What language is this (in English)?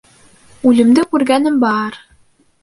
Bashkir